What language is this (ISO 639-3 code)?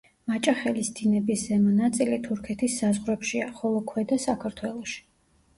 kat